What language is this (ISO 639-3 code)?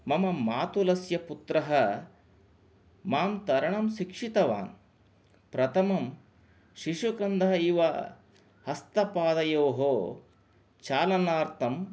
san